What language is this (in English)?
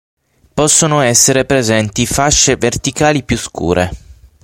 Italian